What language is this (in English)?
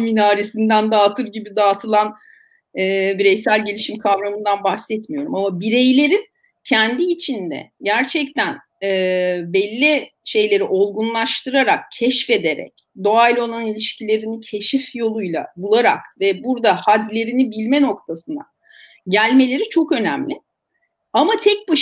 Turkish